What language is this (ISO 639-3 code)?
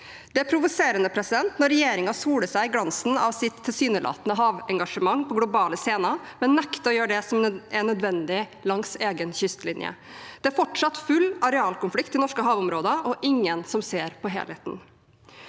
nor